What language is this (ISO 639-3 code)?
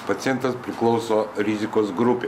lit